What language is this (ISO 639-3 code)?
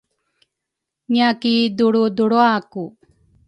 dru